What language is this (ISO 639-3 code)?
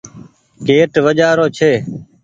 gig